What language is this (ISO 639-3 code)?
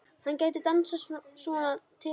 isl